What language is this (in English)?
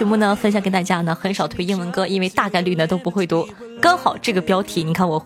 Chinese